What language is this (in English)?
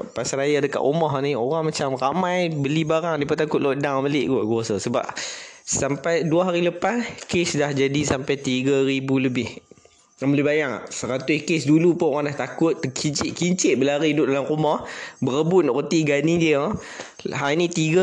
Malay